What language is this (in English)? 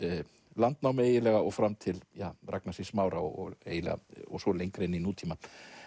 Icelandic